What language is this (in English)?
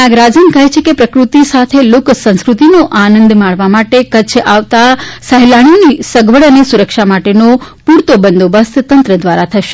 Gujarati